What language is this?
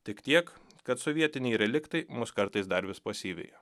Lithuanian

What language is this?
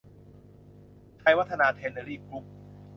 Thai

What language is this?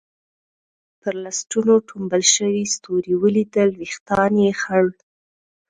Pashto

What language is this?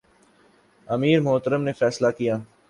Urdu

